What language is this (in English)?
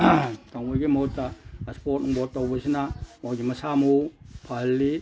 Manipuri